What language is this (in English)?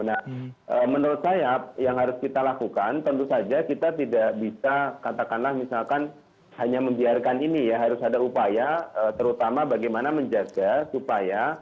Indonesian